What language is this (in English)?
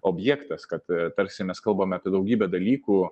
Lithuanian